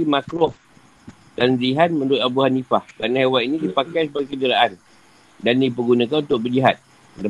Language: Malay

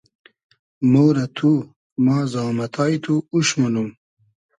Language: Hazaragi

